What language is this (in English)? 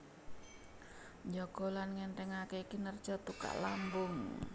Javanese